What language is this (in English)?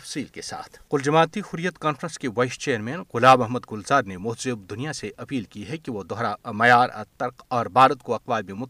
Urdu